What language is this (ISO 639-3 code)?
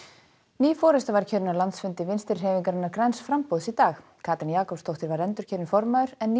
isl